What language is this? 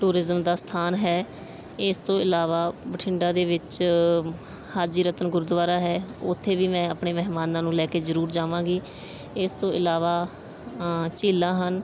Punjabi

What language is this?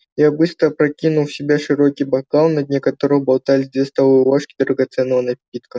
Russian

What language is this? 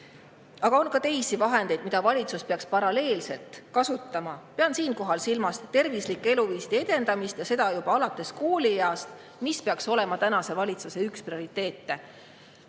Estonian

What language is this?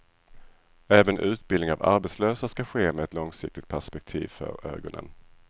Swedish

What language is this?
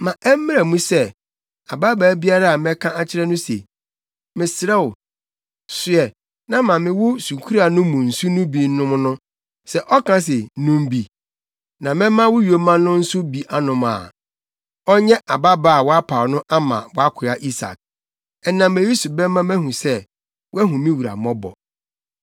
Akan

